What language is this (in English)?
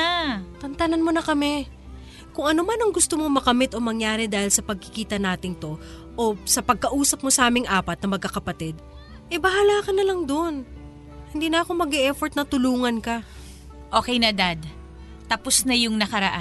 Filipino